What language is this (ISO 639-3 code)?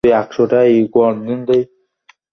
ben